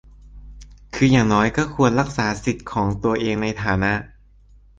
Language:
Thai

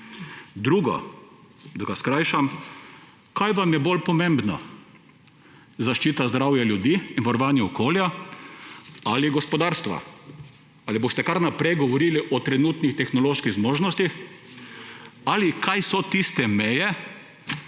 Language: Slovenian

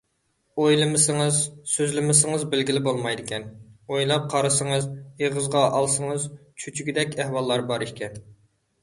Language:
Uyghur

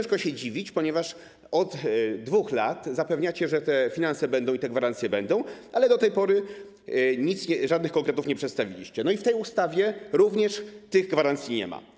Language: Polish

